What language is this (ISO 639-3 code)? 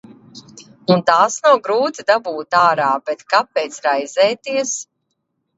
lav